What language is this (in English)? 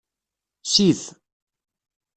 Kabyle